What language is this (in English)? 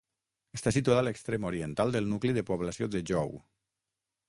Catalan